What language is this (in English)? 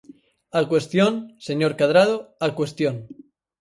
Galician